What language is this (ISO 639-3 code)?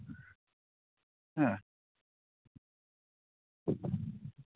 sat